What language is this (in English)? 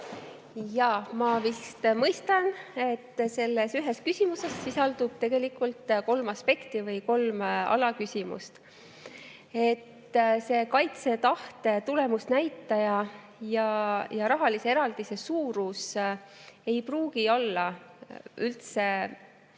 Estonian